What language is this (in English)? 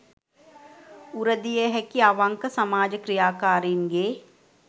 Sinhala